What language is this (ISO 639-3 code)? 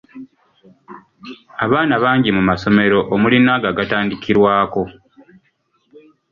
lug